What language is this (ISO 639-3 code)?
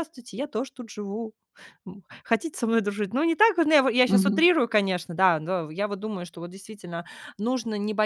rus